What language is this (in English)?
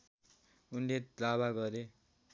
Nepali